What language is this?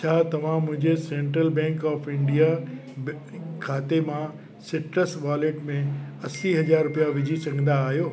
Sindhi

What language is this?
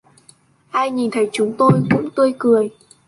Vietnamese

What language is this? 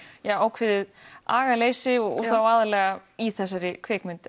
Icelandic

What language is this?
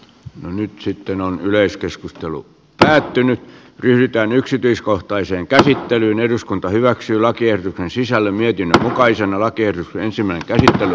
Finnish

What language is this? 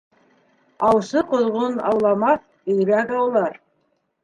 Bashkir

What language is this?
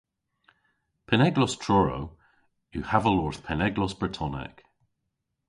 Cornish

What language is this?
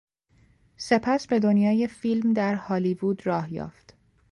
Persian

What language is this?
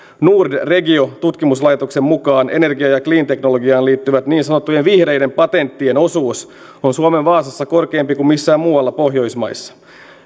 Finnish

